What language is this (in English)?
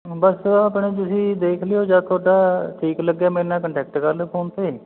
Punjabi